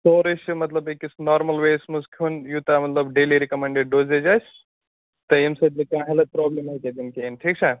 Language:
Kashmiri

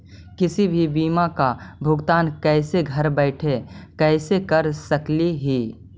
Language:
Magahi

